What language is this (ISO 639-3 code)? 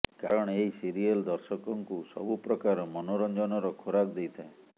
ori